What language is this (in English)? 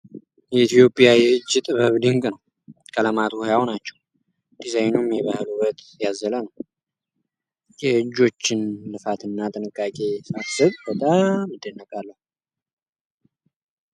Amharic